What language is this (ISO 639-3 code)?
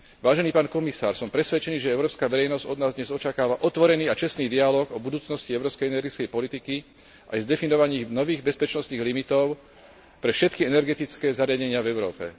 slk